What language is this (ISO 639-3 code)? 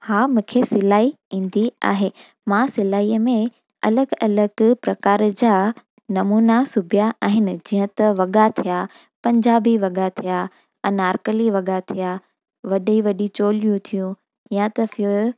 snd